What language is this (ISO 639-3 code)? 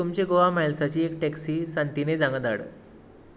kok